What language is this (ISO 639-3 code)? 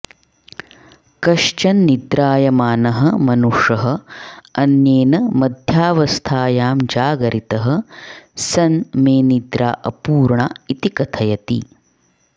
san